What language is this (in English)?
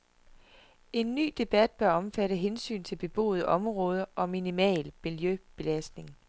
Danish